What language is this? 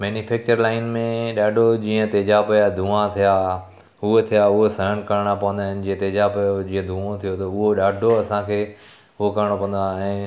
Sindhi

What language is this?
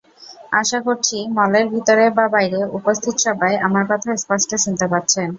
Bangla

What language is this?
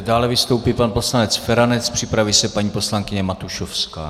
Czech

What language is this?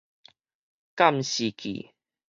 Min Nan Chinese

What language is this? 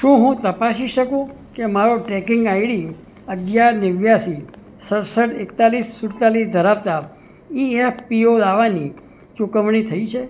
Gujarati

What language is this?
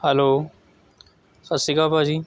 Punjabi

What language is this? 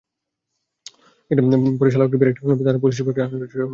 Bangla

